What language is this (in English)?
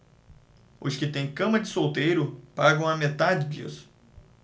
Portuguese